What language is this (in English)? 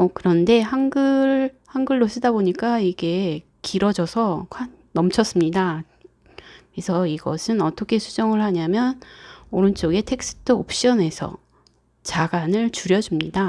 Korean